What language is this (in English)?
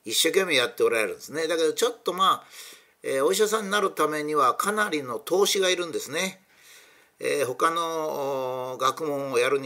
Japanese